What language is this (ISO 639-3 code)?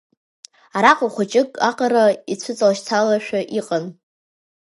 abk